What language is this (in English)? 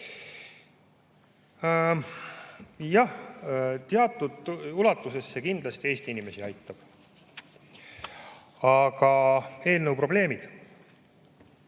Estonian